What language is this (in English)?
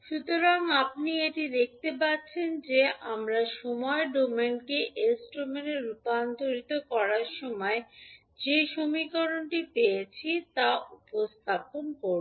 Bangla